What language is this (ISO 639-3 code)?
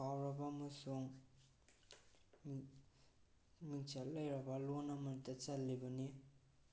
mni